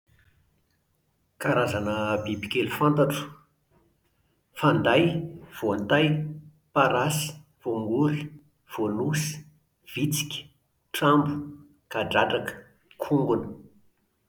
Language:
Malagasy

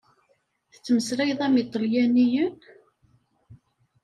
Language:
Kabyle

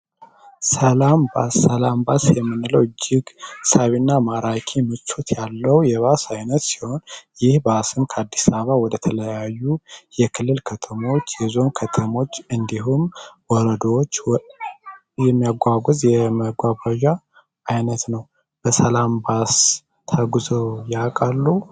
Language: Amharic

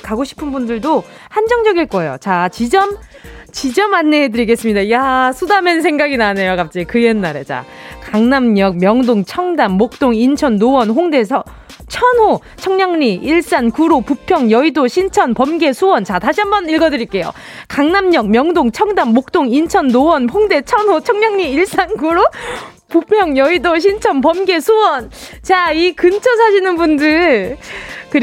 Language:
Korean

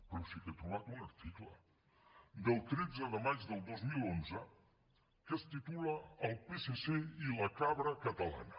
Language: Catalan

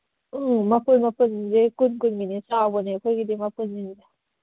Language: Manipuri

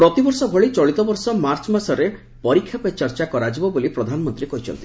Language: Odia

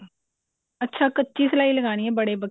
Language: Punjabi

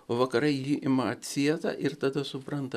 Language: Lithuanian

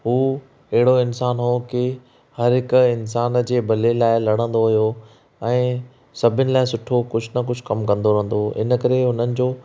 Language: Sindhi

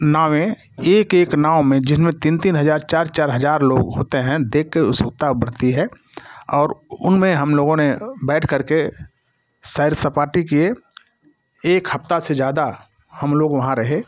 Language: Hindi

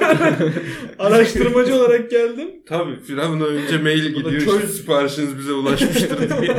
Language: Turkish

